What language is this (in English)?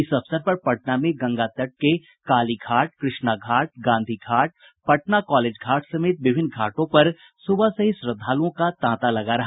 Hindi